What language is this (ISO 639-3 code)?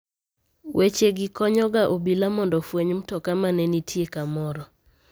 luo